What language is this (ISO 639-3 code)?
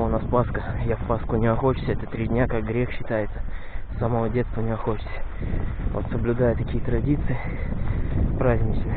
rus